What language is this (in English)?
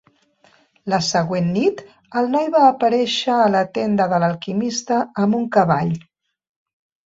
Catalan